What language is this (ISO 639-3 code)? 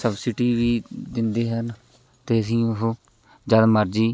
pan